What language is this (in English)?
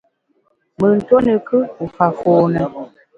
Bamun